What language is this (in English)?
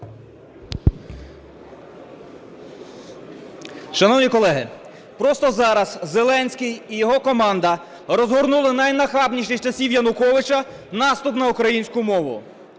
Ukrainian